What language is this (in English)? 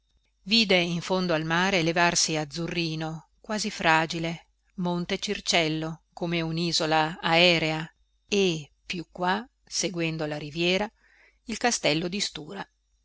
Italian